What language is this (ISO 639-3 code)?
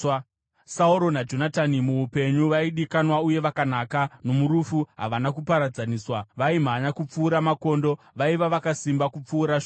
sna